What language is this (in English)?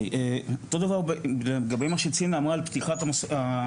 Hebrew